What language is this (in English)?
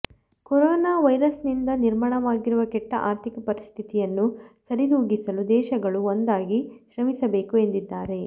Kannada